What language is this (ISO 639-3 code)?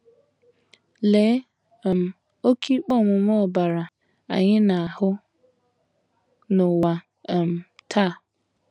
ibo